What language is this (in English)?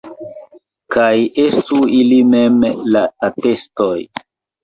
Esperanto